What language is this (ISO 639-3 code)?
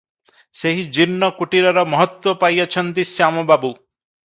ori